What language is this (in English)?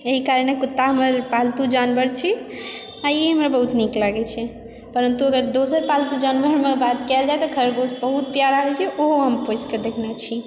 Maithili